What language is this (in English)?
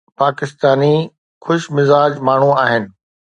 Sindhi